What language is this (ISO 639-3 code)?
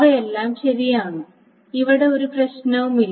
mal